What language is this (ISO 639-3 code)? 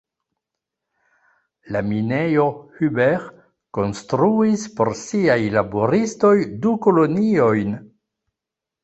epo